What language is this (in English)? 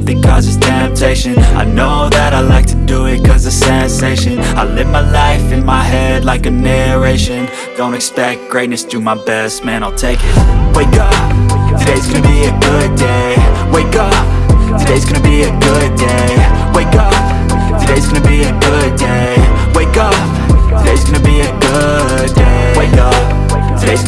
Turkish